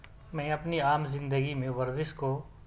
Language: Urdu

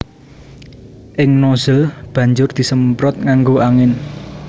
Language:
Javanese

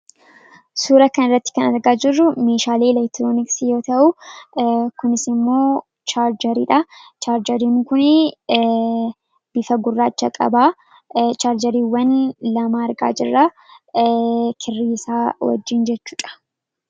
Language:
Oromo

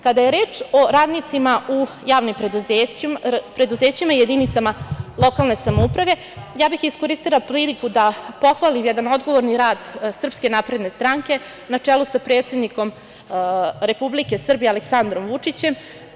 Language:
Serbian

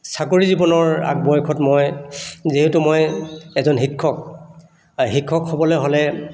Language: Assamese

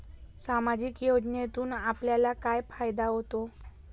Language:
Marathi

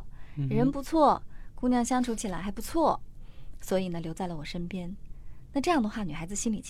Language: Chinese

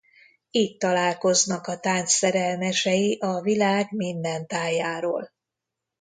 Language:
Hungarian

